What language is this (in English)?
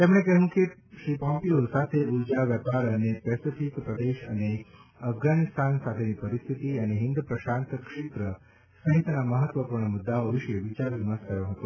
Gujarati